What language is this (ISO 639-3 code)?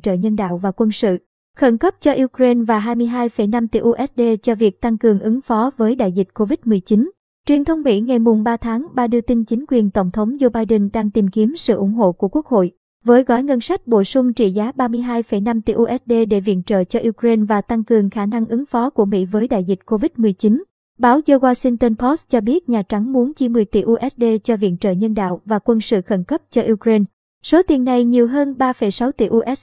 vie